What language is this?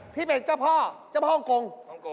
Thai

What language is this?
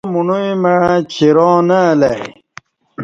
Kati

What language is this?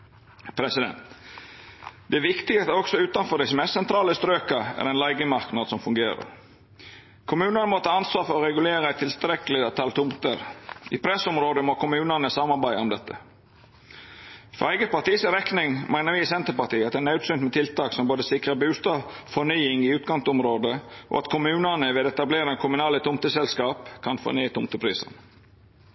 Norwegian Nynorsk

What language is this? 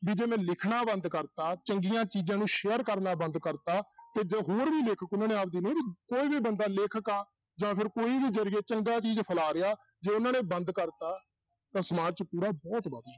Punjabi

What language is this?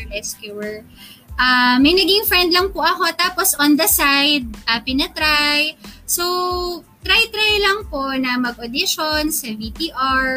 Filipino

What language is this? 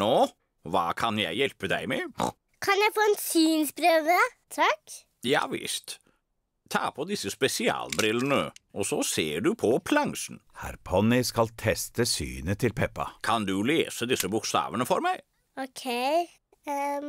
Norwegian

